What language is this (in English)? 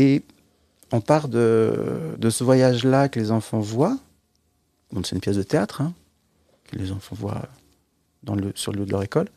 French